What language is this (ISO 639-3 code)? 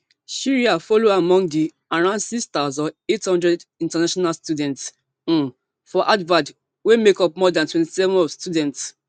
pcm